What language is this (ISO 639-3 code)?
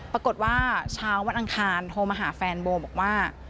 tha